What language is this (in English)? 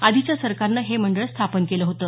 Marathi